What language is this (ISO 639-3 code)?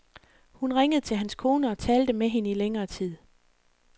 dan